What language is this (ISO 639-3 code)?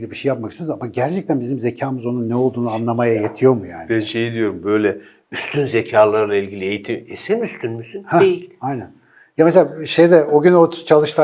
tur